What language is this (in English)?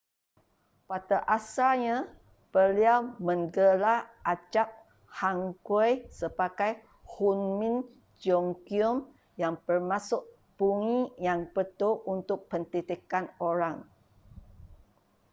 Malay